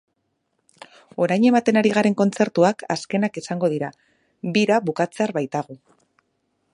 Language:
Basque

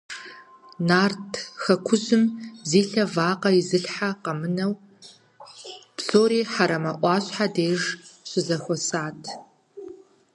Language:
Kabardian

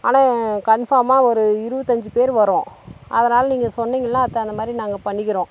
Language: Tamil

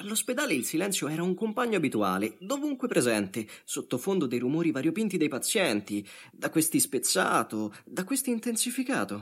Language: Italian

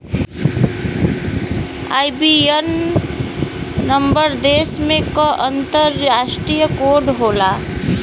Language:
Bhojpuri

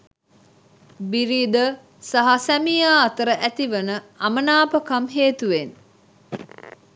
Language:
Sinhala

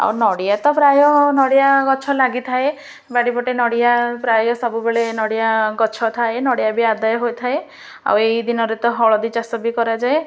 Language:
Odia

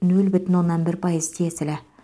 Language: Kazakh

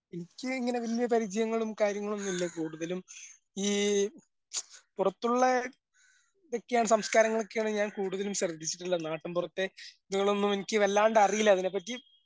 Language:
Malayalam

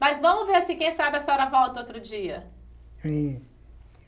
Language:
Portuguese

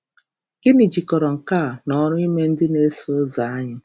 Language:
Igbo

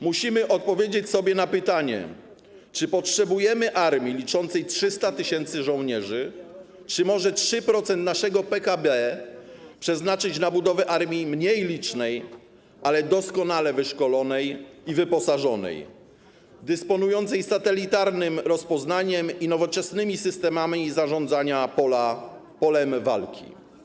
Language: Polish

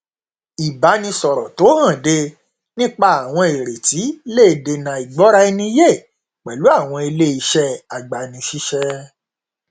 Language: Yoruba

